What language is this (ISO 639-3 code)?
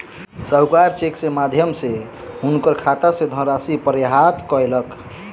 mai